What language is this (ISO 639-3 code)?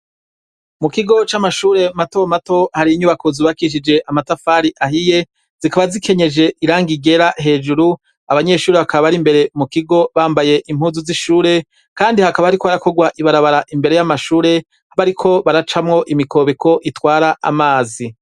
run